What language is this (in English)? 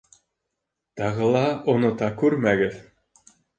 Bashkir